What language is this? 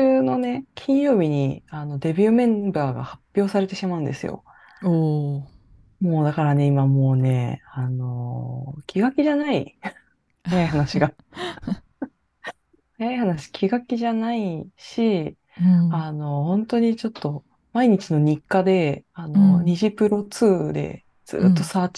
Japanese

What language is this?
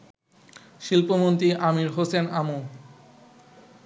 Bangla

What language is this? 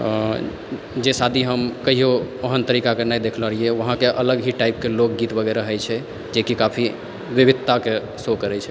Maithili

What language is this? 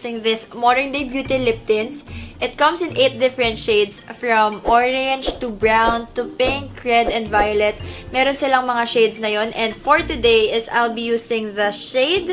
Filipino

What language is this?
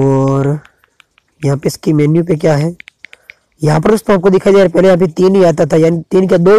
Hindi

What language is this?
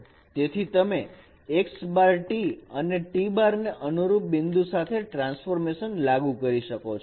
Gujarati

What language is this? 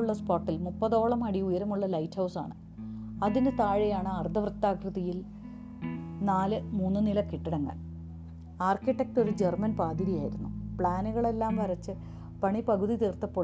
Malayalam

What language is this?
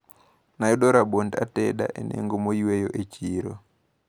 Luo (Kenya and Tanzania)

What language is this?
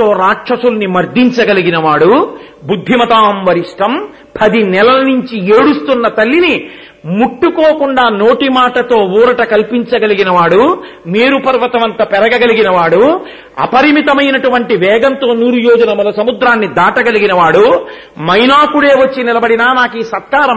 Telugu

